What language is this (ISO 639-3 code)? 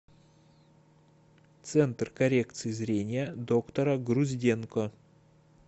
rus